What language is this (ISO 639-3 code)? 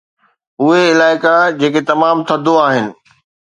snd